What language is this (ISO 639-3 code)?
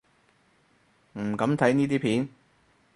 yue